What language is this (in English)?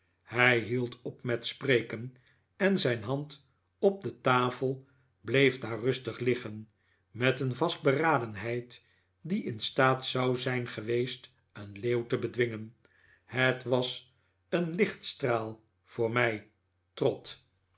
Dutch